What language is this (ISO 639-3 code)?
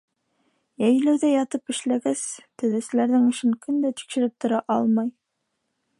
bak